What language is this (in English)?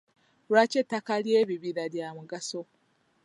Ganda